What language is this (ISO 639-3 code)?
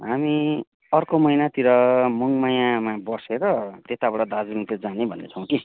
nep